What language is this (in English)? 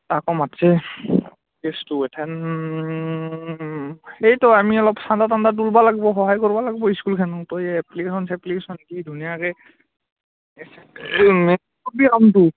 Assamese